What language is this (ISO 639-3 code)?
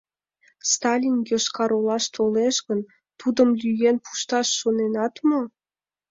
chm